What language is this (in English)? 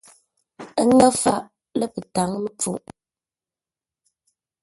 Ngombale